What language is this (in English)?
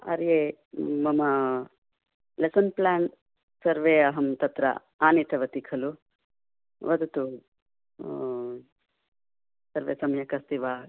Sanskrit